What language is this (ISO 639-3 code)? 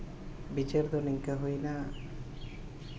sat